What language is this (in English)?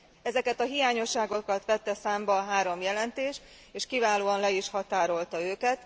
Hungarian